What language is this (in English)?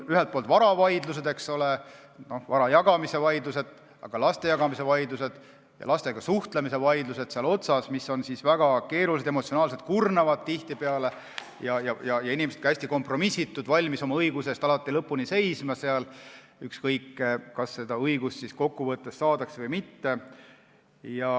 Estonian